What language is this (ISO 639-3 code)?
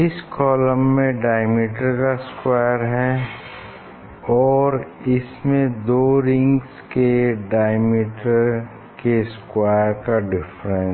hin